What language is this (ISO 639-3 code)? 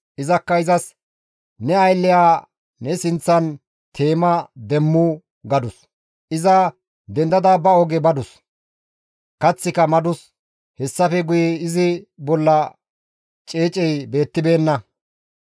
gmv